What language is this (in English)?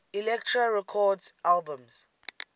English